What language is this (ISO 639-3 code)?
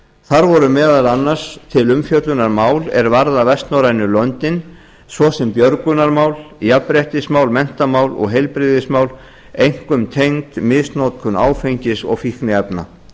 isl